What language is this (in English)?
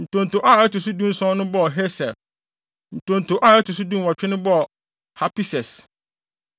Akan